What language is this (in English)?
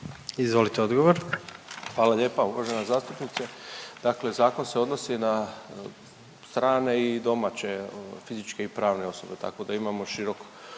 Croatian